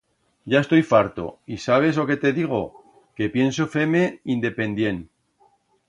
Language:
Aragonese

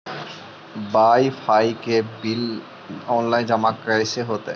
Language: Magahi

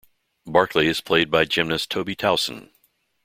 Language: English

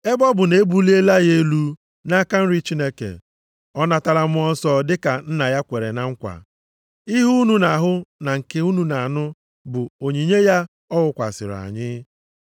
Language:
Igbo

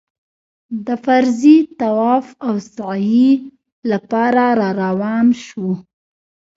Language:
Pashto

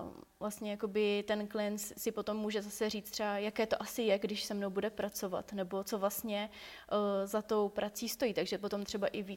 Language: Czech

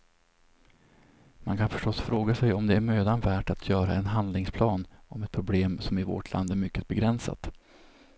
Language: Swedish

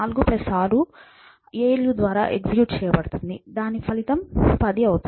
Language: Telugu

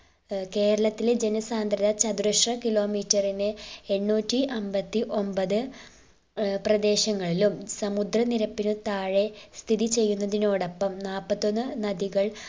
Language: Malayalam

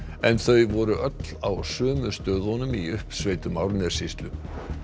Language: Icelandic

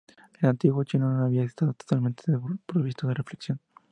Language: Spanish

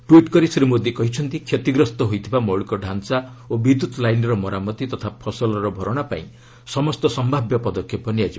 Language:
Odia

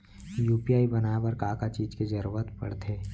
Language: Chhattisgarhi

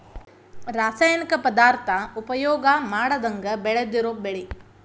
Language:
Kannada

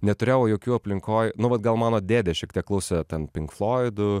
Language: Lithuanian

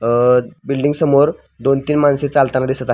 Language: Marathi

